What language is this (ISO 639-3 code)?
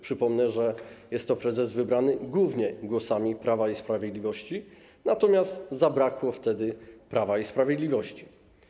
pol